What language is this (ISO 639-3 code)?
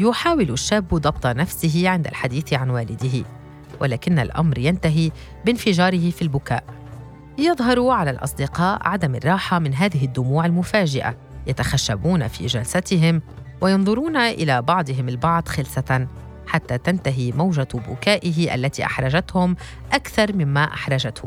ara